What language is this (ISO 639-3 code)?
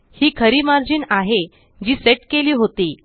mar